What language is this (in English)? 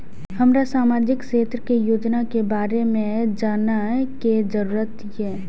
Maithili